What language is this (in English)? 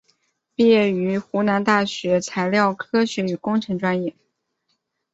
Chinese